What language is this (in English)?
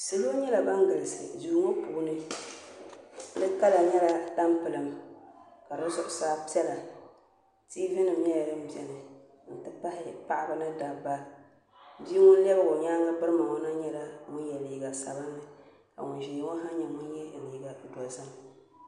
Dagbani